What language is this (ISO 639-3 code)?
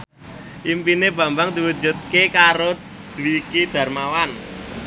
jav